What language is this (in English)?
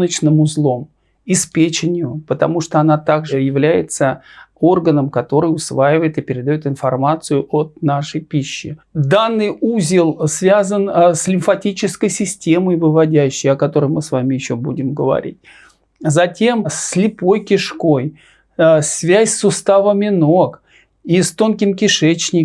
Russian